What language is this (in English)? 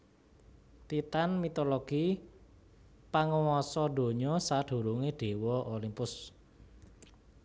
Javanese